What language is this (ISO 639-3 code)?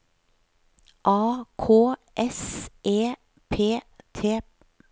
nor